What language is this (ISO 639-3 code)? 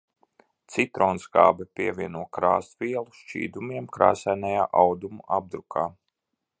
lav